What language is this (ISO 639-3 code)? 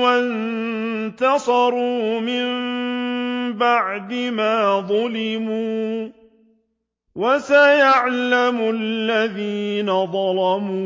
ara